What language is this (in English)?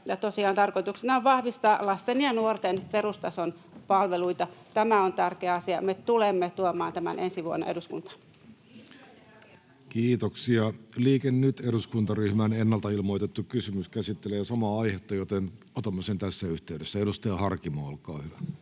Finnish